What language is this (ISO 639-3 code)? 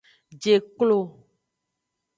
ajg